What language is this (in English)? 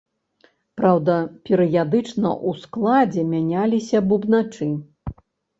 Belarusian